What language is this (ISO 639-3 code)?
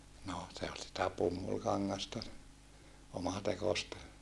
fin